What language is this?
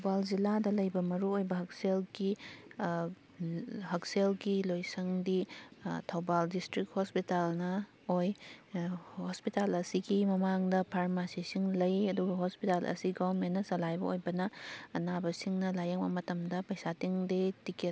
Manipuri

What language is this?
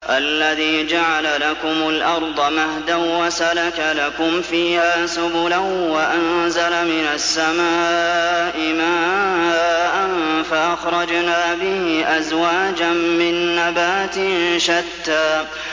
Arabic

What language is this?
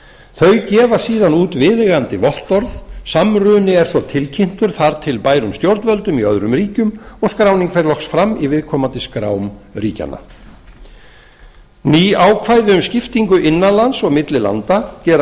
Icelandic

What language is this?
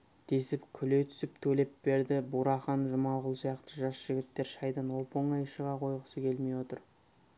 Kazakh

